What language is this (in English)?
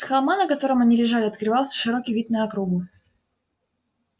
Russian